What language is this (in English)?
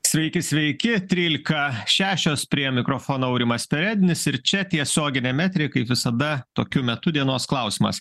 Lithuanian